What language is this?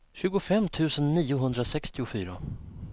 Swedish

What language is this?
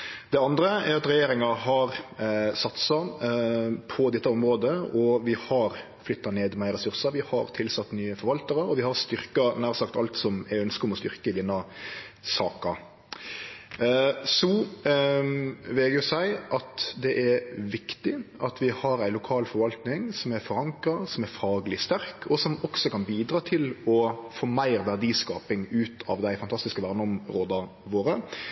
Norwegian Nynorsk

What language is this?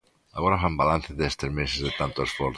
Galician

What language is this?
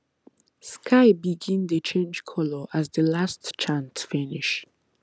Nigerian Pidgin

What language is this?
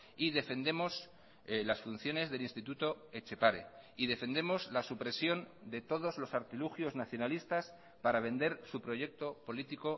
Spanish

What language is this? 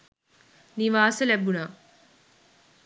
Sinhala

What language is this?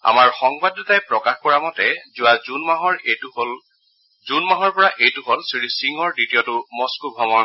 Assamese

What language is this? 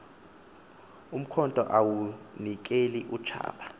Xhosa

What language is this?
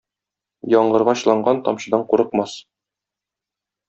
Tatar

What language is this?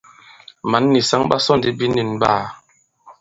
Bankon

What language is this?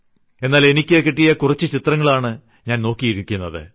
Malayalam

